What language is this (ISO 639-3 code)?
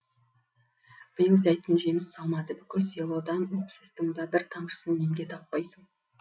kaz